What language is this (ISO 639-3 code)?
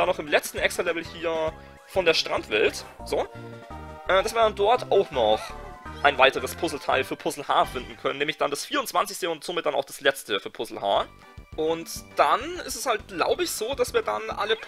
deu